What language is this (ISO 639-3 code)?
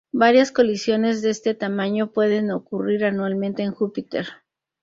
spa